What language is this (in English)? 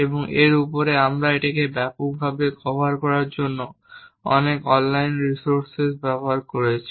Bangla